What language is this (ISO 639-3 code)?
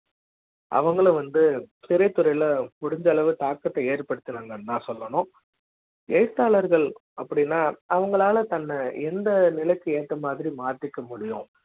tam